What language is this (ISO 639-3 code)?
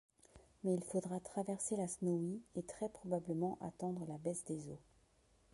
fra